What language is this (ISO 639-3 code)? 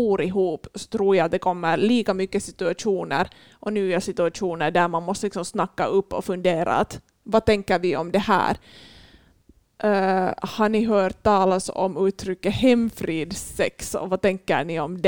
swe